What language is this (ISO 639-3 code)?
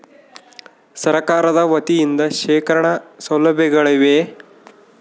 kan